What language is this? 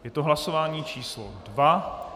Czech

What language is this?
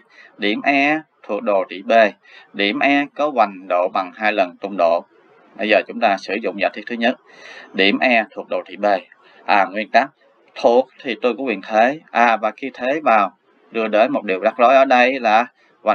Vietnamese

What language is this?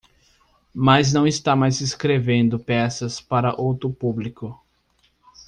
Portuguese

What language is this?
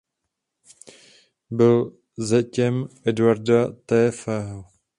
Czech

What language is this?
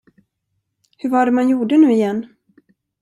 Swedish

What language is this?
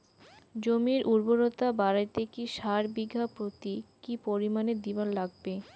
Bangla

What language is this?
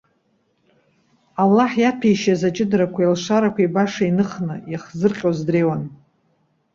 Abkhazian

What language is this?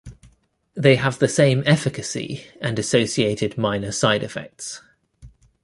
English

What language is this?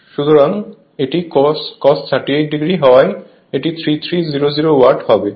Bangla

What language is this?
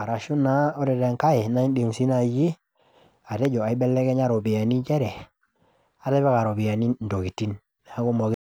Masai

